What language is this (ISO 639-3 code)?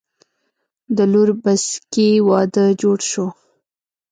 pus